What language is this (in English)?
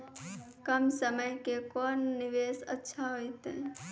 Maithili